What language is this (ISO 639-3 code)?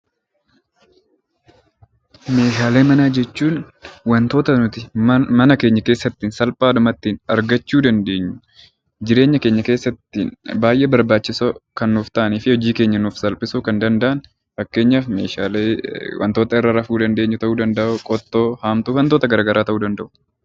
orm